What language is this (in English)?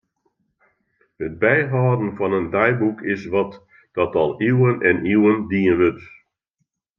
Western Frisian